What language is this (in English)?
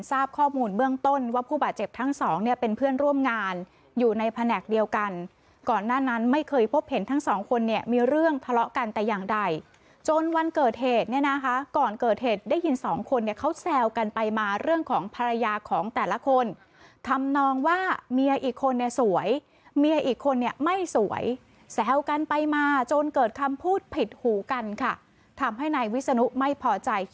Thai